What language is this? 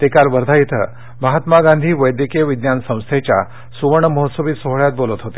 Marathi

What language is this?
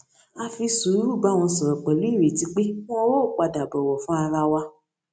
Yoruba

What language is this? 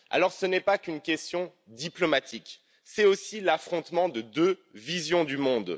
French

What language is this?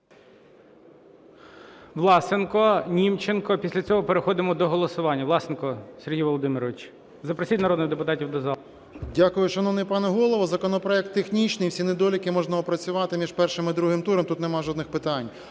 Ukrainian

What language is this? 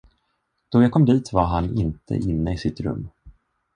Swedish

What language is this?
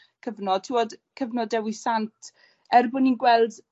Welsh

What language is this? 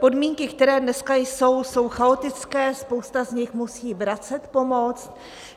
Czech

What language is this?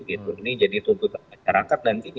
Indonesian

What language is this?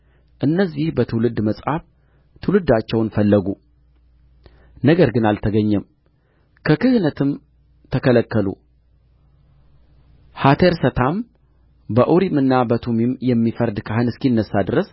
Amharic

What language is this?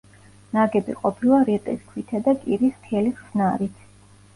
Georgian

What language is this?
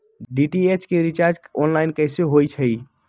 Magahi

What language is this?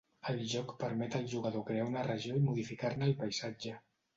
Catalan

